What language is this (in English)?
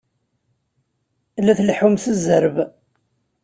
Kabyle